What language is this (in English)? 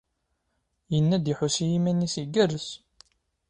Kabyle